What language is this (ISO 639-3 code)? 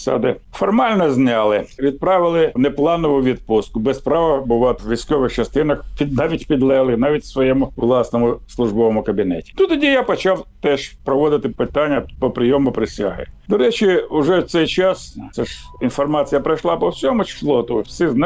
ukr